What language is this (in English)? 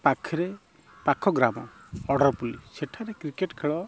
Odia